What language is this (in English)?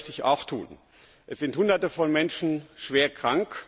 German